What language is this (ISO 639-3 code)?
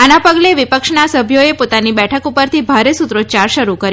guj